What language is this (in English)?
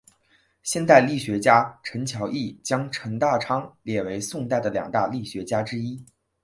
Chinese